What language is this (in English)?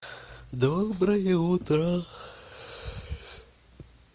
Russian